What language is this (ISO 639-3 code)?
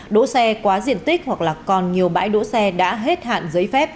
vie